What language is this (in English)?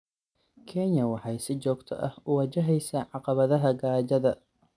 Somali